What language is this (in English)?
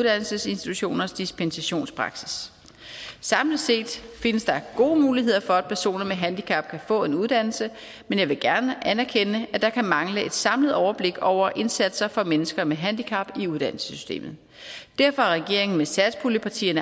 Danish